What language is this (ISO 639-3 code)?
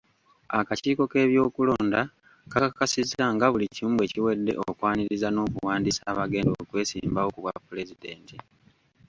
lug